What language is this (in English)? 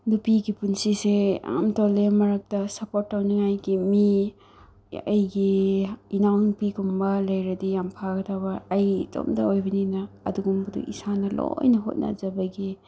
Manipuri